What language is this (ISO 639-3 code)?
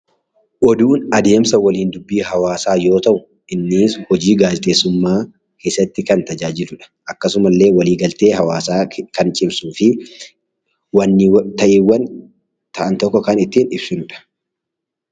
orm